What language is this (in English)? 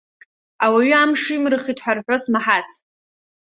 Abkhazian